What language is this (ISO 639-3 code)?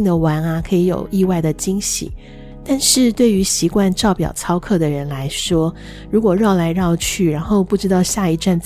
zho